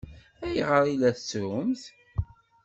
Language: Kabyle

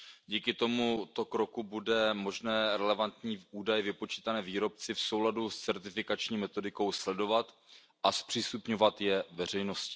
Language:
Czech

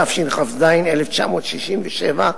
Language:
Hebrew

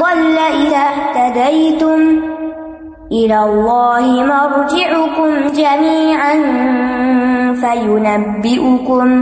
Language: Urdu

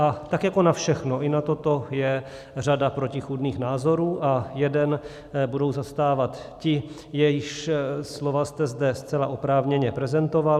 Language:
Czech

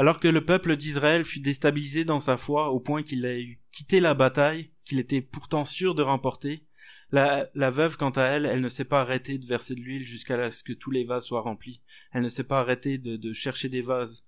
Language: French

